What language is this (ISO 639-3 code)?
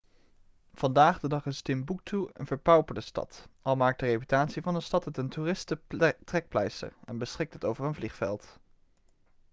nld